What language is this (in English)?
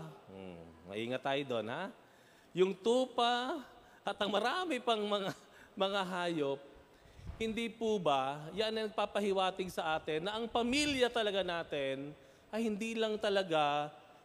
Filipino